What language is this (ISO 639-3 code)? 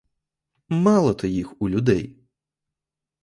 ukr